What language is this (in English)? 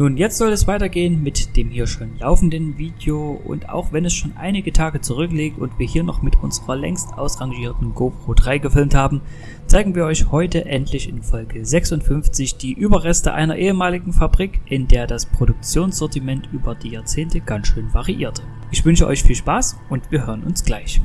German